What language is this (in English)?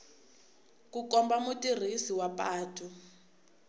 Tsonga